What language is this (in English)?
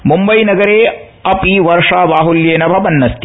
Sanskrit